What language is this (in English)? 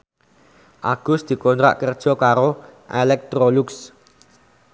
Javanese